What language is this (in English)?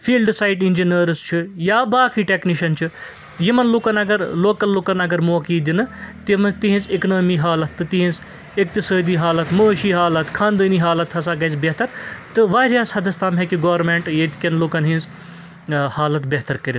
Kashmiri